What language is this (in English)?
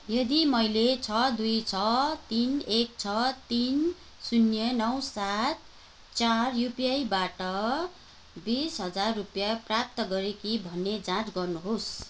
Nepali